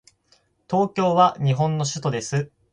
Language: Japanese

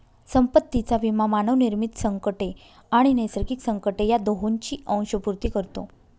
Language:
Marathi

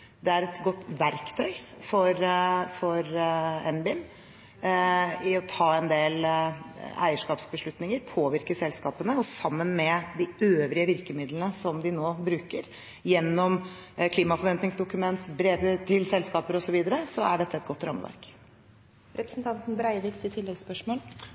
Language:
Norwegian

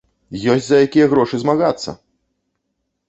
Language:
Belarusian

